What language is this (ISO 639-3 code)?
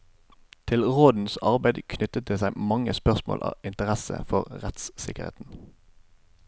nor